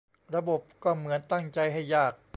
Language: Thai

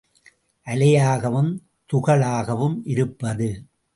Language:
Tamil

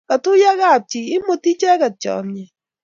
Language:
Kalenjin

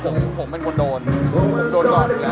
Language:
Thai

